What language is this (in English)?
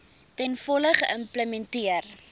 Afrikaans